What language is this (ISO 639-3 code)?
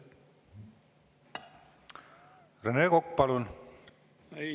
est